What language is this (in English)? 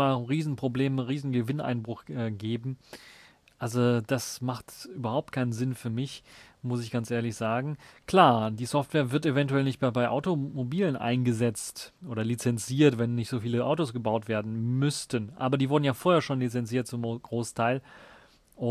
German